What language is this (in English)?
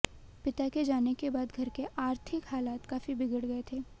Hindi